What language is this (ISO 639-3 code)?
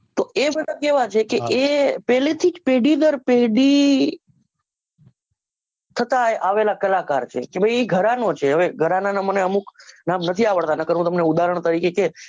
guj